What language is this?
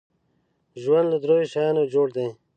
Pashto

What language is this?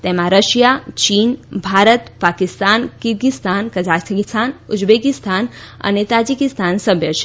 Gujarati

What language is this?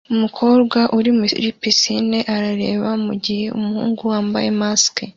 Kinyarwanda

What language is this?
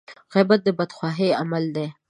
Pashto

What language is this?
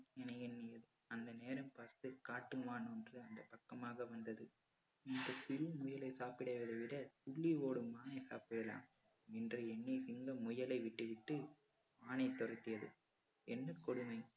Tamil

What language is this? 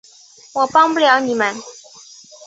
Chinese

